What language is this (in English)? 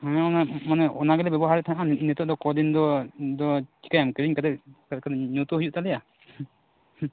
Santali